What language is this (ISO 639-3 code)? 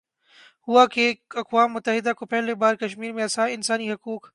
urd